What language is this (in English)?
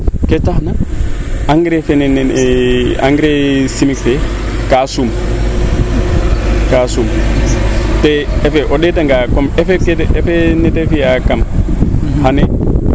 Serer